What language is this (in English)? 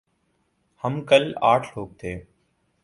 Urdu